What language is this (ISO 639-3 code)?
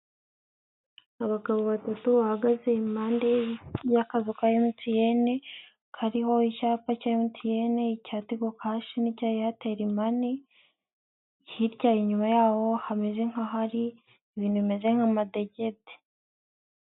kin